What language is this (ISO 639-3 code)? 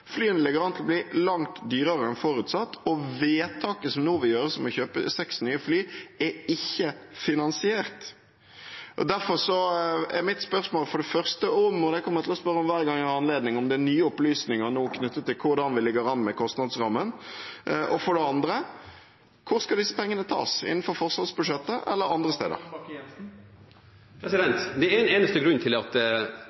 nob